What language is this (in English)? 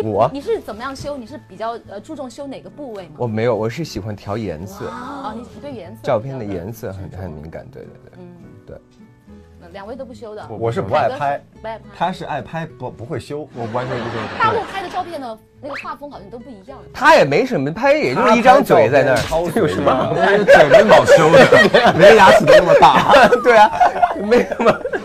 Chinese